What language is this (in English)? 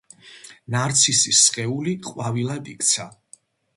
Georgian